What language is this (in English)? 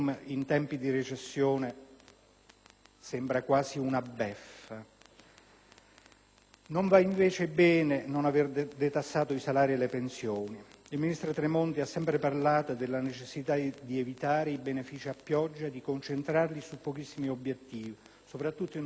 Italian